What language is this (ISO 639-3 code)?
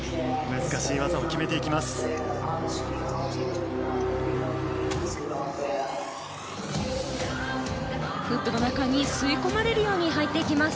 jpn